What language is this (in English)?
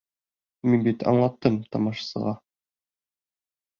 Bashkir